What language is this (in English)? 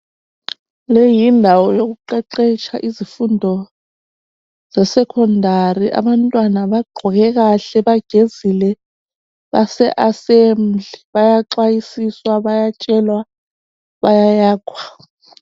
North Ndebele